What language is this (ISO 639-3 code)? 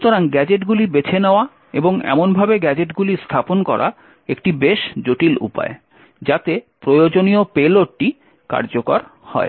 ben